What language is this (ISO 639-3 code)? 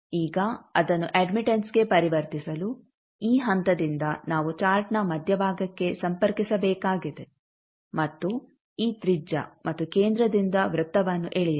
kan